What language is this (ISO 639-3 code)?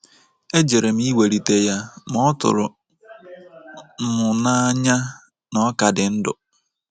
ibo